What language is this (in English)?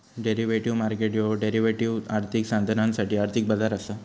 Marathi